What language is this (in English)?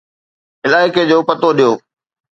Sindhi